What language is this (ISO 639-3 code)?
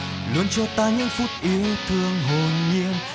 vie